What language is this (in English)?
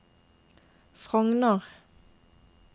Norwegian